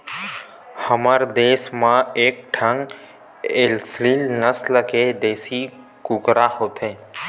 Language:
Chhattisgarhi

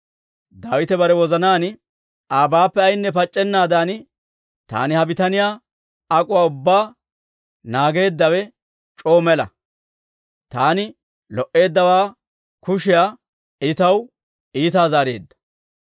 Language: Dawro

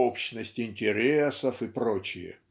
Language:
Russian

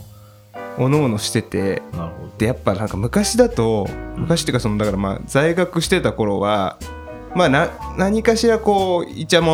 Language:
Japanese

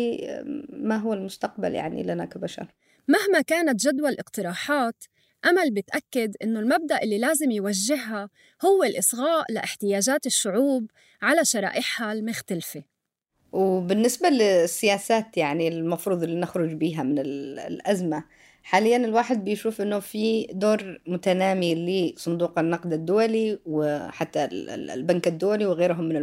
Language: Arabic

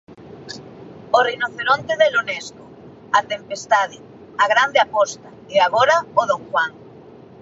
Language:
Galician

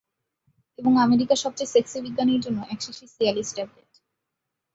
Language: Bangla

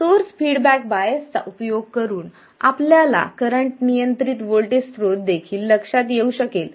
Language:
Marathi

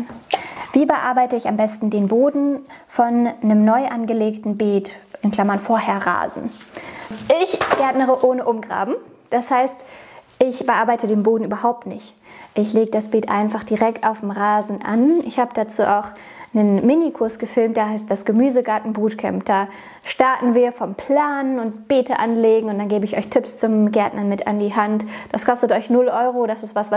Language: German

